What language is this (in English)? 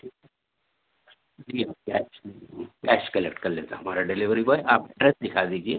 Urdu